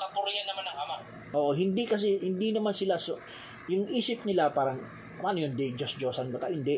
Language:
Filipino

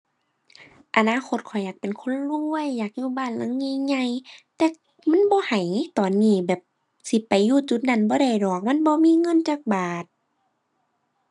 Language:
Thai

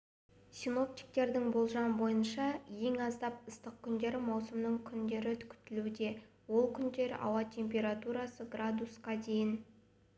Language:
Kazakh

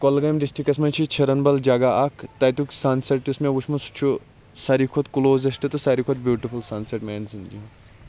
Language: Kashmiri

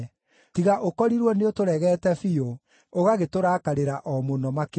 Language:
Kikuyu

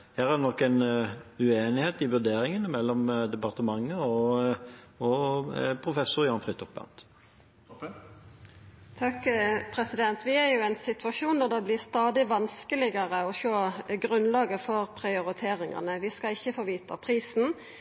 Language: Norwegian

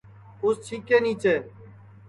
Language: Sansi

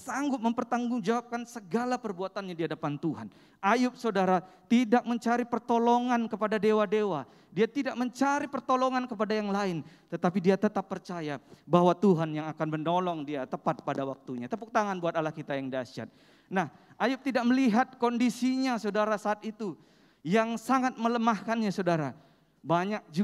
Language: Indonesian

